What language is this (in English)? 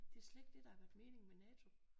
Danish